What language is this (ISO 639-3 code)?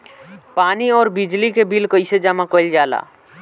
bho